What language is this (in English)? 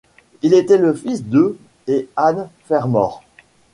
French